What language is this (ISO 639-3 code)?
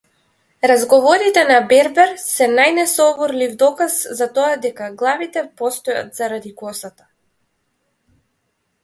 mkd